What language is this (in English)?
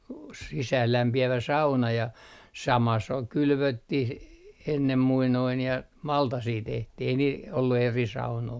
Finnish